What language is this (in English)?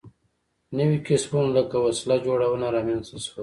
Pashto